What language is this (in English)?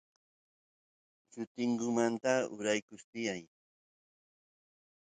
Santiago del Estero Quichua